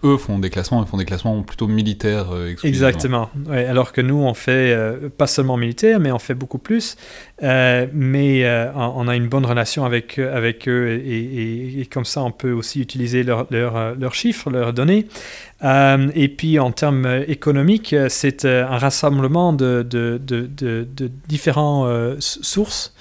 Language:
French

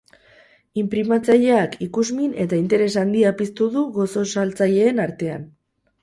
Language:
Basque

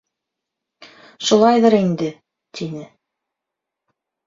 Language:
Bashkir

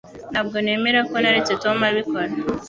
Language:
Kinyarwanda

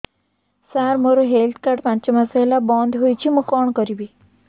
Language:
Odia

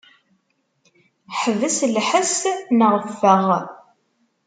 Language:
Kabyle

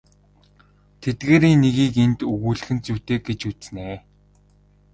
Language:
Mongolian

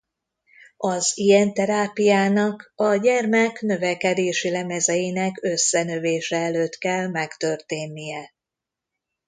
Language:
Hungarian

